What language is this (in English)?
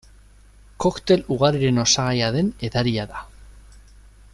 Basque